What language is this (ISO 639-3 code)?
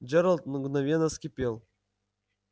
rus